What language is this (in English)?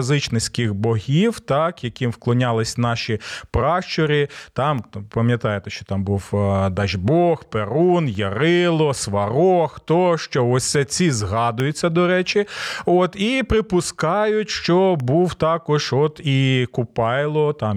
Ukrainian